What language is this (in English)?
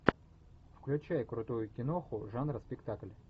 Russian